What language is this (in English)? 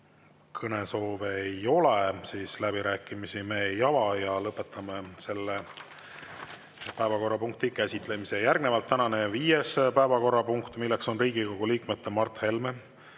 Estonian